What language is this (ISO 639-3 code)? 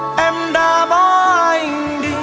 vie